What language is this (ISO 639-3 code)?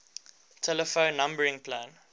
eng